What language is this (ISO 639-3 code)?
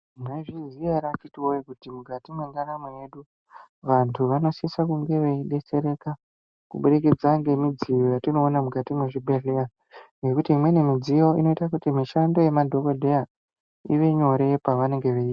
ndc